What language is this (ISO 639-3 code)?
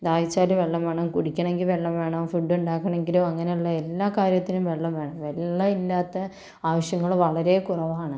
mal